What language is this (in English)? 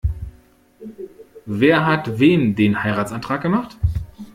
German